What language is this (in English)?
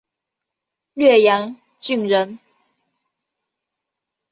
Chinese